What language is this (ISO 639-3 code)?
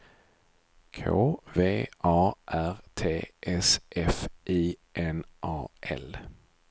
swe